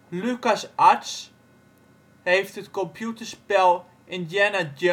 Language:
Dutch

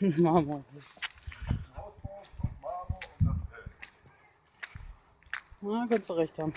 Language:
German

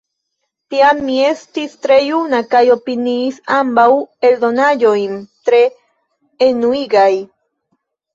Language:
Esperanto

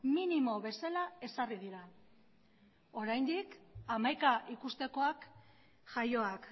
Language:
Basque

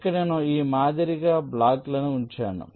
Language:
Telugu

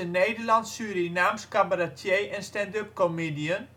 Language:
Dutch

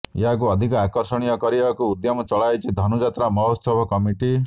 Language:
Odia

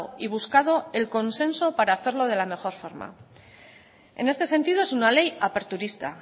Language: Spanish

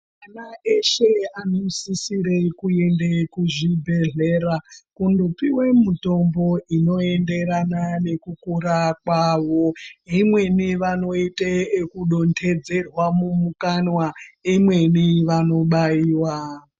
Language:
Ndau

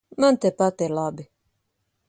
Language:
Latvian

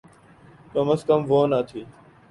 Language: Urdu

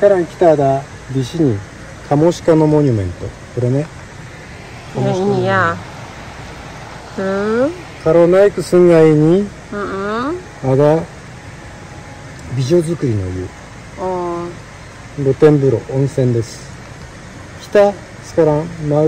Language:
Indonesian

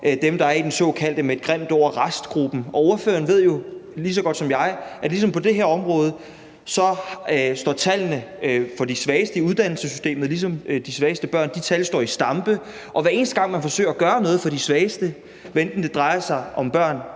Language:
Danish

